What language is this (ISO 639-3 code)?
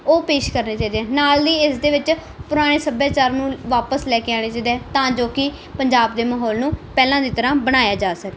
pan